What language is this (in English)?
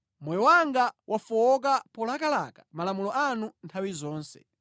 Nyanja